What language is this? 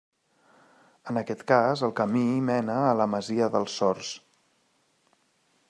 Catalan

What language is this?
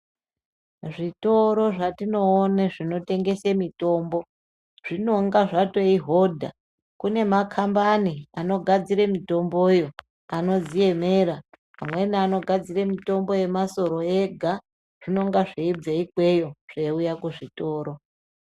Ndau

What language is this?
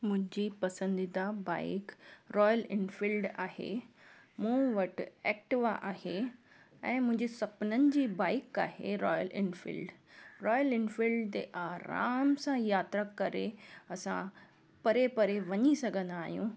Sindhi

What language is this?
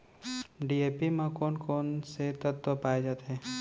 Chhattisgarhi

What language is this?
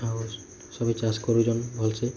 Odia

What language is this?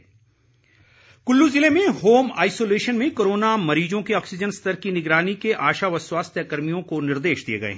Hindi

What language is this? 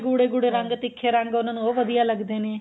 Punjabi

